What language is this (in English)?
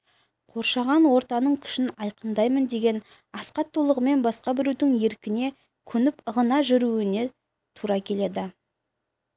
Kazakh